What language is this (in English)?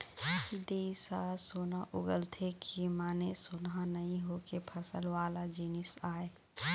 Chhattisgarhi